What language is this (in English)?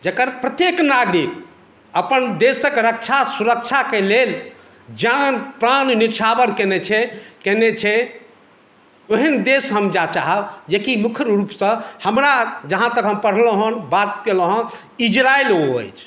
Maithili